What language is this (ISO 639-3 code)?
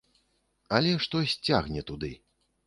bel